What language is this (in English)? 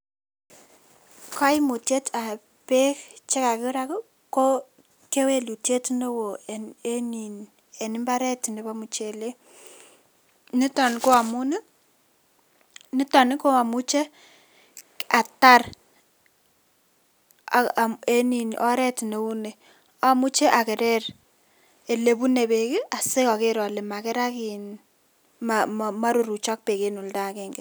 Kalenjin